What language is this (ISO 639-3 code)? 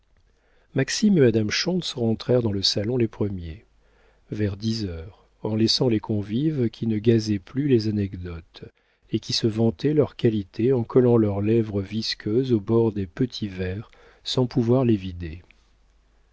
fra